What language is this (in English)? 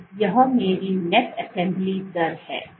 Hindi